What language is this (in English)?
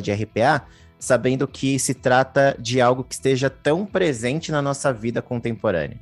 Portuguese